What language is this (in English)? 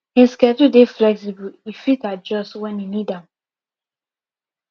Nigerian Pidgin